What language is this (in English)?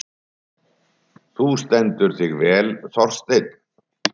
Icelandic